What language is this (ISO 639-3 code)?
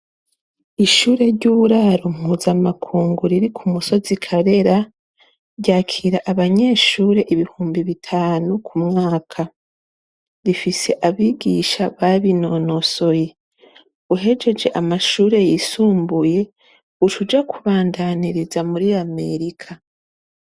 run